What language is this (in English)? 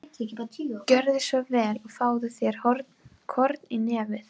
Icelandic